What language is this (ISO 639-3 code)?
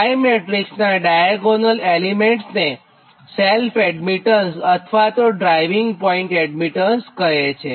guj